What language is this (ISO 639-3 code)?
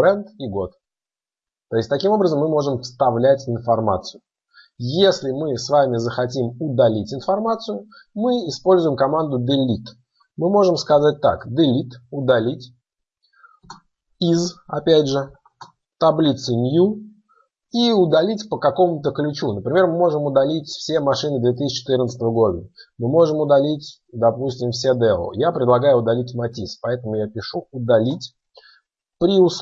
rus